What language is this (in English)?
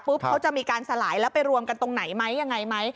Thai